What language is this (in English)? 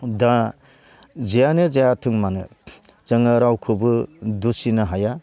Bodo